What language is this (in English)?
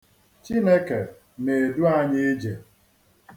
Igbo